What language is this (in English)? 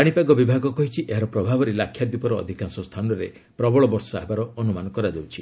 Odia